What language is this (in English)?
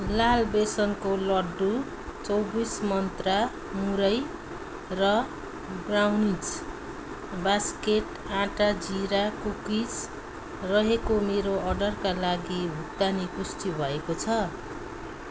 Nepali